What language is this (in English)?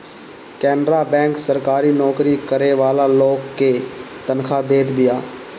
Bhojpuri